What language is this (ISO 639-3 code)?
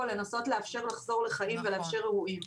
heb